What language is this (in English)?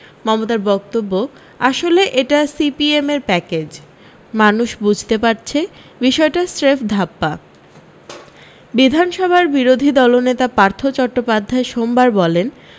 Bangla